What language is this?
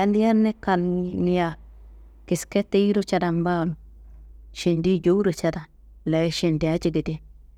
Kanembu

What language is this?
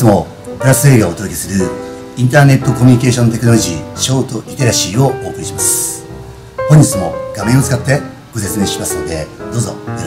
Japanese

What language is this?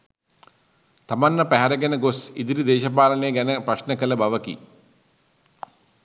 Sinhala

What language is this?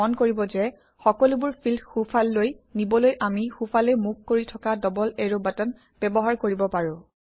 Assamese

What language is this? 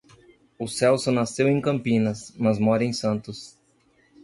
Portuguese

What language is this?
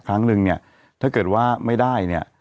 Thai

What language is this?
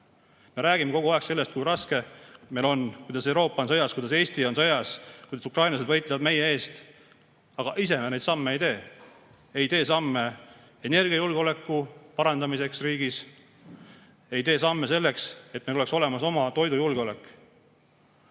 Estonian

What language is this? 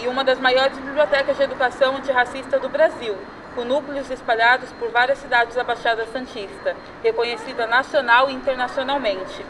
Portuguese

